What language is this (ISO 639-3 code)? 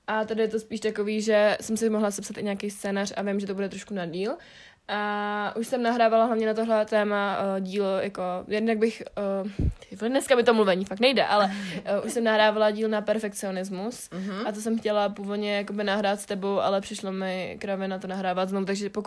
ces